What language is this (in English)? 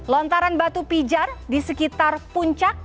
Indonesian